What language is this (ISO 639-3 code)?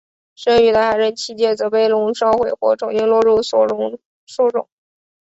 zho